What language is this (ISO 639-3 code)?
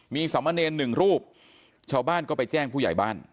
tha